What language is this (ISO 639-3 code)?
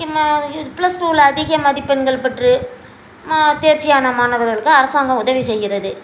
tam